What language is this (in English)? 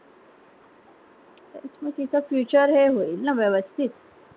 Marathi